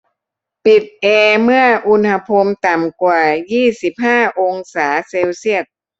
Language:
Thai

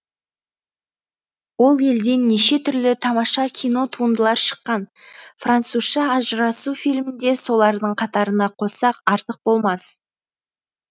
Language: Kazakh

